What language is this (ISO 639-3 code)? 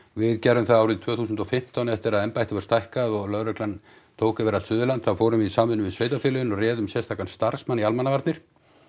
isl